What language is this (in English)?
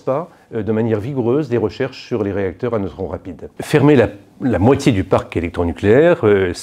French